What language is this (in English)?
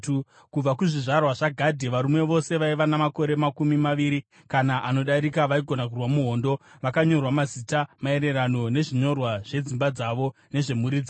Shona